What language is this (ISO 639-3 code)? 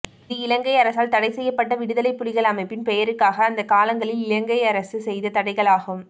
tam